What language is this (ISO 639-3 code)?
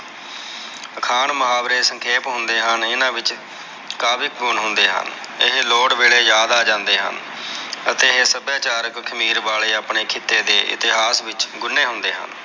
pan